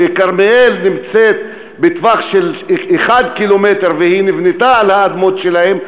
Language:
Hebrew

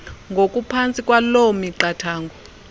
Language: Xhosa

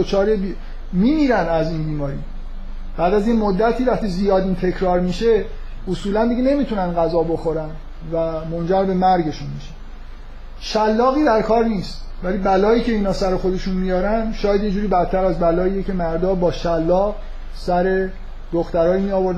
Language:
Persian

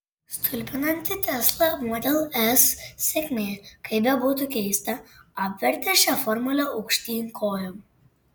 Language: Lithuanian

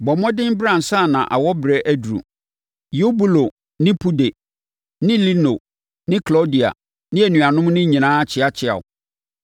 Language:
Akan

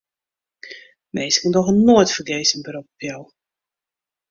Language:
Western Frisian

